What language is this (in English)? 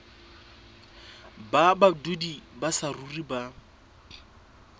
Southern Sotho